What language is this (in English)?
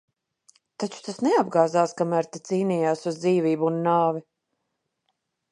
Latvian